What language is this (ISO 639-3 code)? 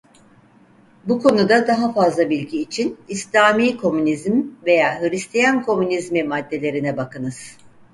tur